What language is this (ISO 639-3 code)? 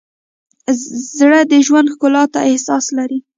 pus